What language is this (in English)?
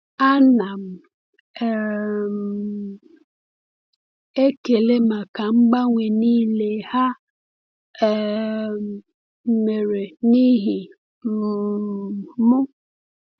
Igbo